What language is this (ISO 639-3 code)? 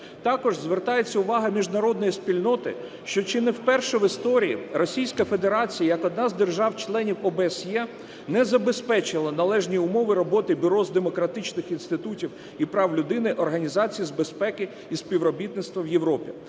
ukr